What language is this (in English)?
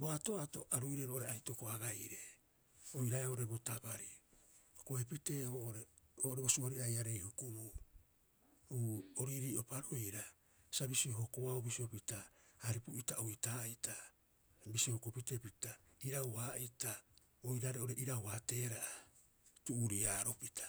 Rapoisi